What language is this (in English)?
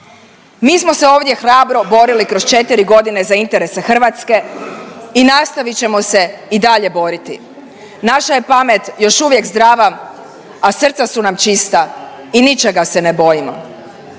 Croatian